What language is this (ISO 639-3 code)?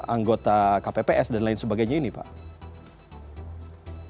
ind